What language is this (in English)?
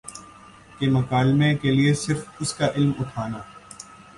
Urdu